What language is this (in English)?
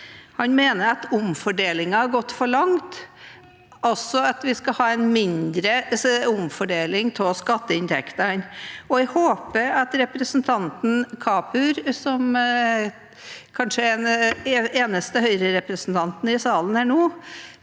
Norwegian